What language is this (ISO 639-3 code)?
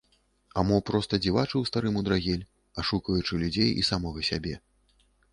bel